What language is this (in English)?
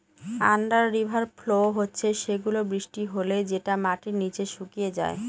Bangla